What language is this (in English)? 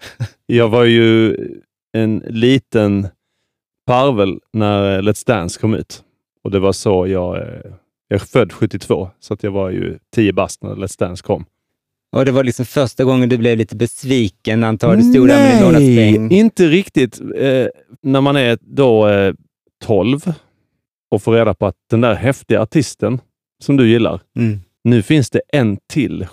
Swedish